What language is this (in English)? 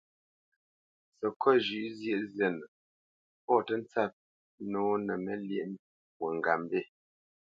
Bamenyam